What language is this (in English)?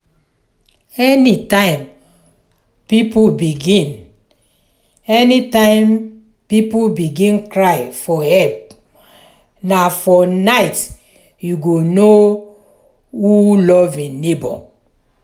Nigerian Pidgin